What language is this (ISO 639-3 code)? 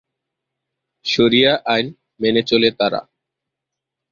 ben